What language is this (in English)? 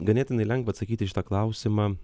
Lithuanian